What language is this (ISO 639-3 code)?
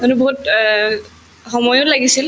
asm